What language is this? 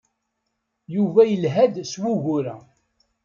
Kabyle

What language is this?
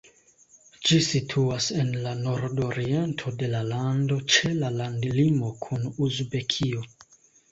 Esperanto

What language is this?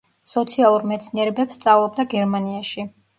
Georgian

